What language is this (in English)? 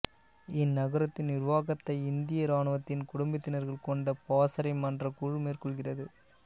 Tamil